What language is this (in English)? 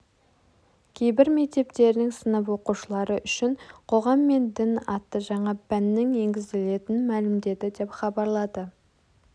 Kazakh